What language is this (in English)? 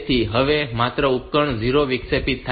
Gujarati